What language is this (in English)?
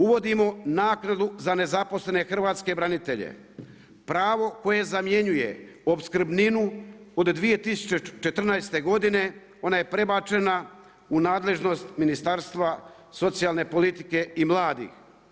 Croatian